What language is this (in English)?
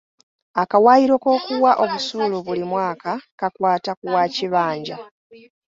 Ganda